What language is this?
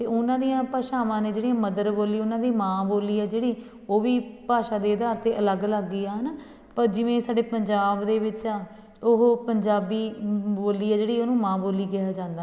Punjabi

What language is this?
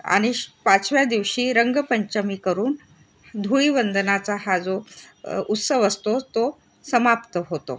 Marathi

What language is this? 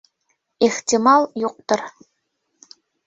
Bashkir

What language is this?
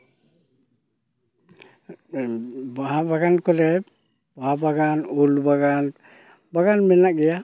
Santali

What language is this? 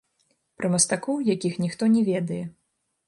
Belarusian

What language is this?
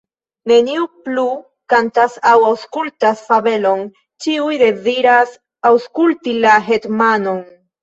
Esperanto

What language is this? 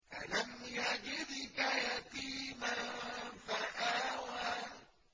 Arabic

